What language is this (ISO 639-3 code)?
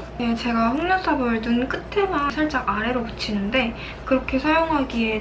kor